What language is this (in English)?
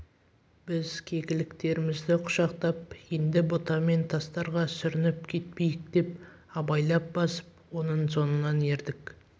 Kazakh